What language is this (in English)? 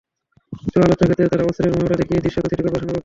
Bangla